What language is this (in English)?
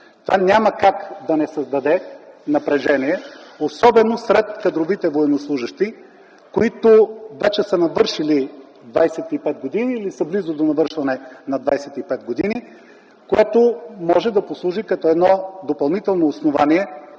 Bulgarian